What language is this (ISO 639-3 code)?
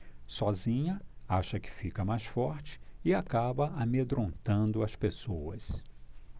por